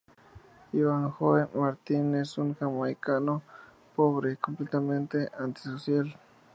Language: Spanish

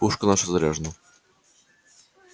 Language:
Russian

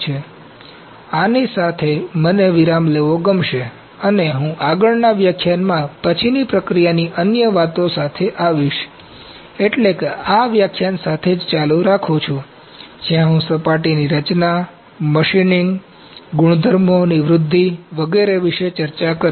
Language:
Gujarati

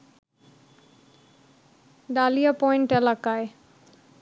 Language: Bangla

